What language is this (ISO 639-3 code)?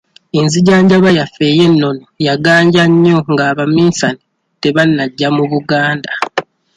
lug